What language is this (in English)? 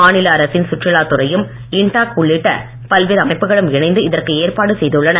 Tamil